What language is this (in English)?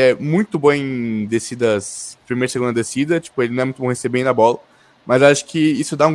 Portuguese